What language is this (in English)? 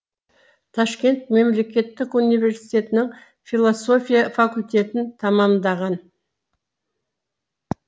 Kazakh